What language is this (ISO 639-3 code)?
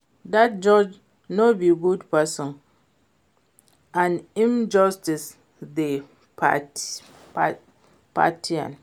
pcm